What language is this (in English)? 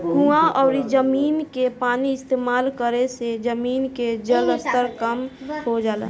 Bhojpuri